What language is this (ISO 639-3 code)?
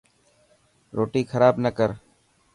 mki